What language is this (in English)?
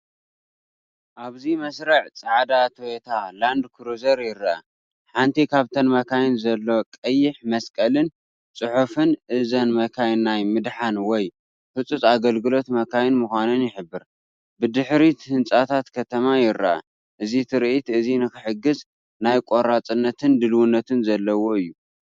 Tigrinya